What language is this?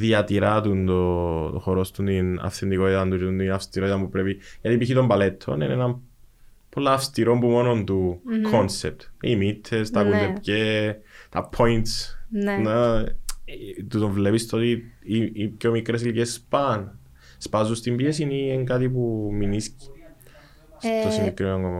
Greek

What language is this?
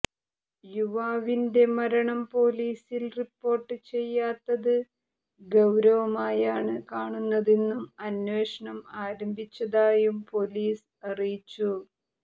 Malayalam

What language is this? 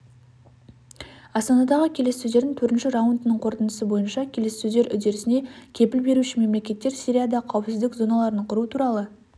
Kazakh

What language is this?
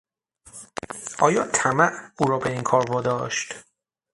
Persian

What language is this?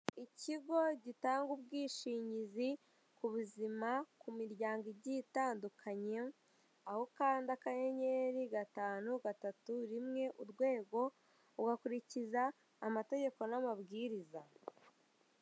Kinyarwanda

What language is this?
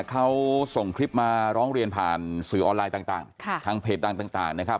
Thai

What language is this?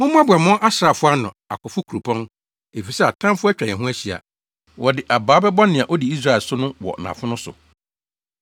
Akan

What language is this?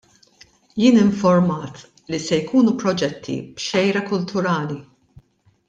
Maltese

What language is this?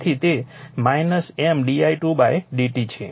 Gujarati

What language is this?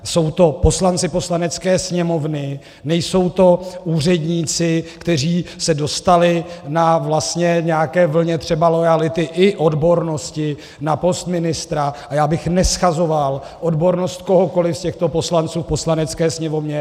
Czech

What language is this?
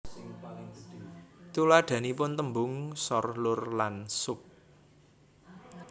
Javanese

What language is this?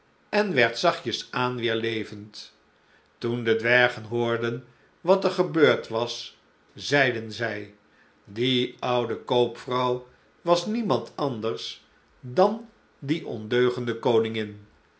Dutch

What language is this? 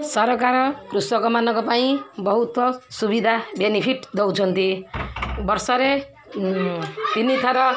Odia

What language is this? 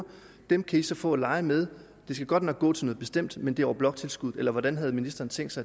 Danish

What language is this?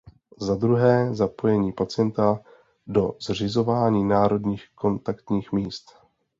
Czech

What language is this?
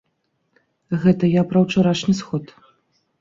Belarusian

